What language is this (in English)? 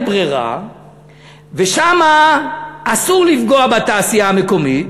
Hebrew